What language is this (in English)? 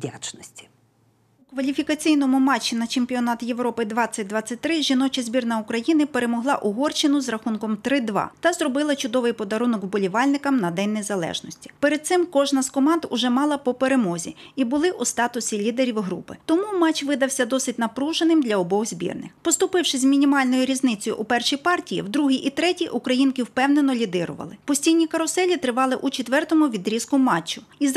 Ukrainian